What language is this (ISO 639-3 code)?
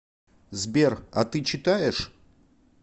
rus